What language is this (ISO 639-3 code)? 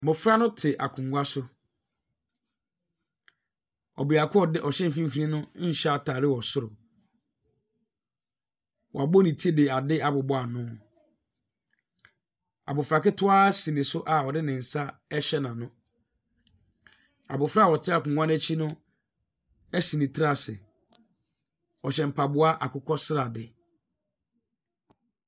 aka